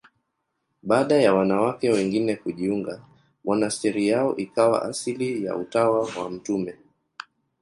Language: Swahili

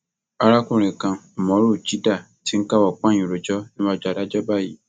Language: Yoruba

